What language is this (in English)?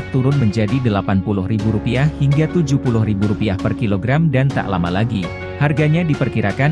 Indonesian